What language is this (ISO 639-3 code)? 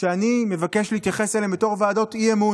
heb